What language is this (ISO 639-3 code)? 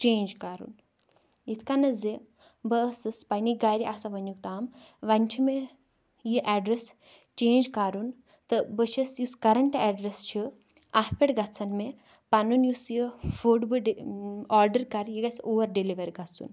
kas